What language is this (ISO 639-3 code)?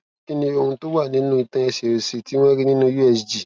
yor